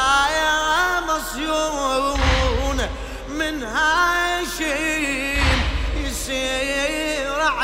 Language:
Arabic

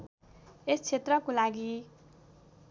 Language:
Nepali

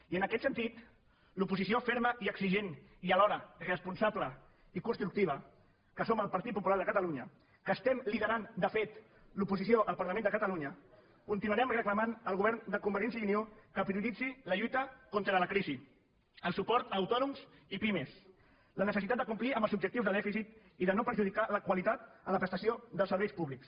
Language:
Catalan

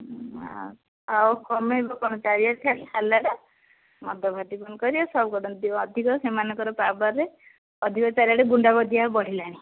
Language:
Odia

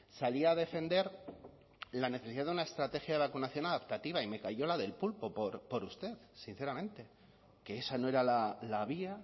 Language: Spanish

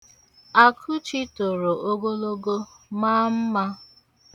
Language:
Igbo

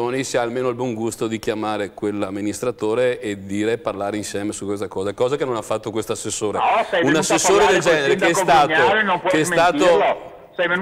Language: Italian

